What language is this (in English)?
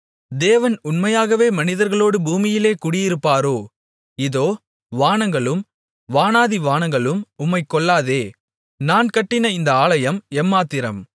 Tamil